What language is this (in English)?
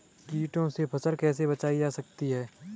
Hindi